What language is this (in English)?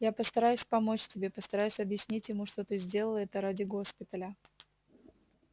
Russian